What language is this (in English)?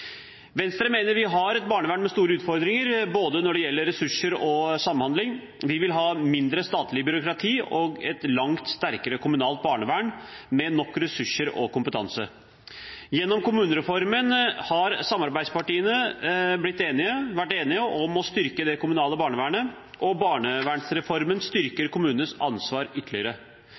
Norwegian Bokmål